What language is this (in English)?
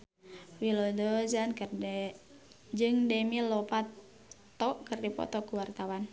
Sundanese